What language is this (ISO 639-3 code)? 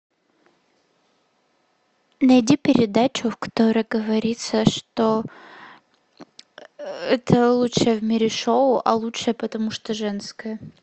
rus